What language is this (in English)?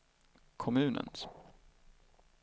Swedish